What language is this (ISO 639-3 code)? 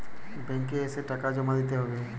ben